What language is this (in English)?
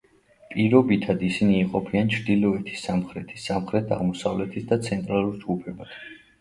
Georgian